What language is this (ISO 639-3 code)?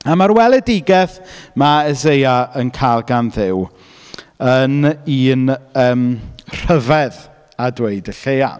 cym